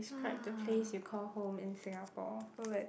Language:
English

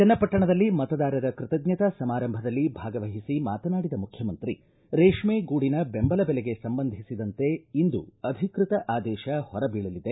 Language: Kannada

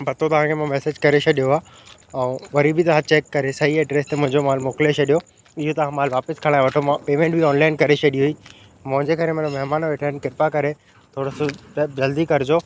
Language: Sindhi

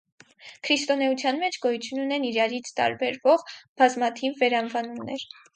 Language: Armenian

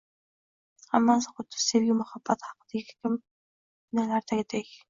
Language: Uzbek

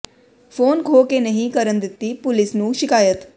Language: Punjabi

